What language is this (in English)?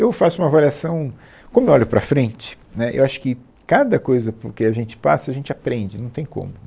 Portuguese